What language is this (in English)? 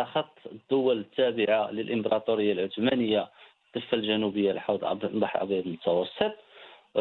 Arabic